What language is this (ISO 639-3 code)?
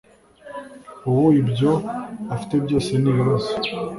kin